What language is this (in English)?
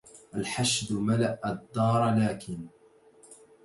Arabic